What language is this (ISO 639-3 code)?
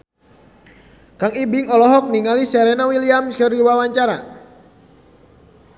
sun